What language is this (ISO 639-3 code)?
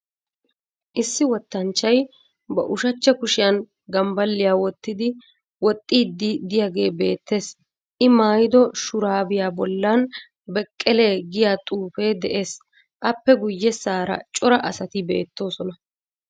wal